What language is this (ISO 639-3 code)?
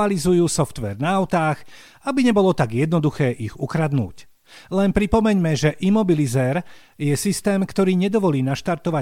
slk